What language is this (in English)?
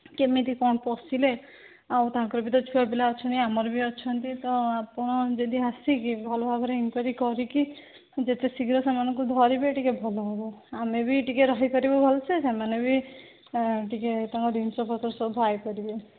Odia